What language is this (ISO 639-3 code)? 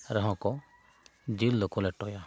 sat